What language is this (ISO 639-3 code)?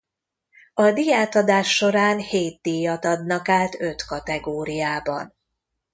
hun